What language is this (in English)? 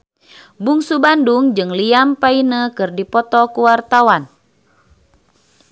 Sundanese